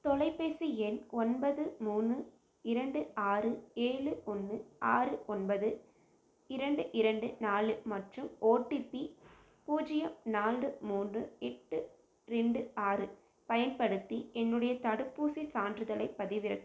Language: Tamil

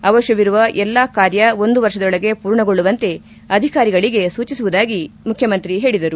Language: Kannada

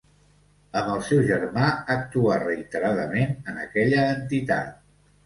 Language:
Catalan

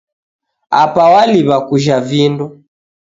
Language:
Taita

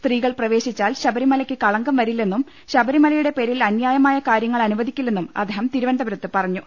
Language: Malayalam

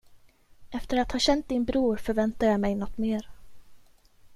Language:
Swedish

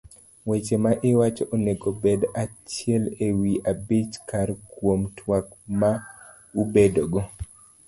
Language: Luo (Kenya and Tanzania)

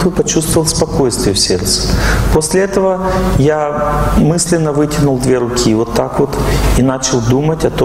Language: Russian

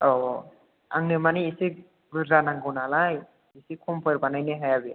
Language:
Bodo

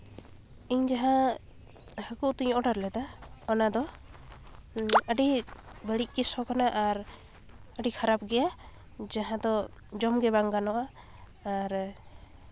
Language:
Santali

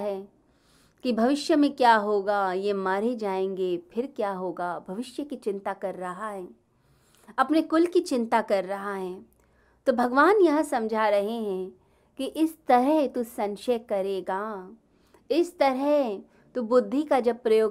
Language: Hindi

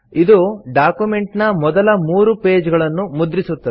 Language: Kannada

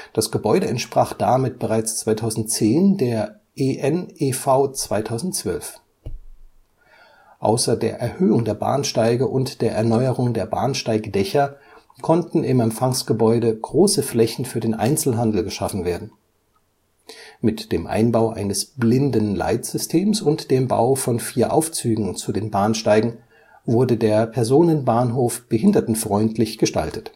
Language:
German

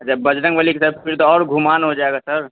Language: Urdu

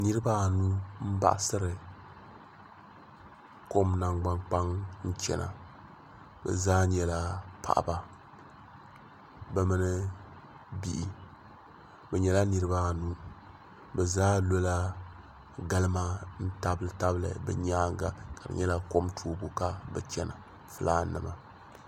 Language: Dagbani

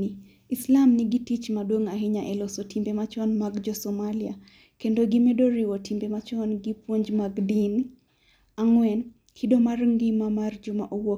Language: Luo (Kenya and Tanzania)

